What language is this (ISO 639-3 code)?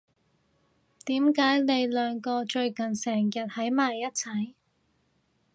yue